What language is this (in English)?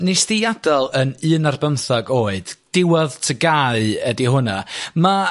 Welsh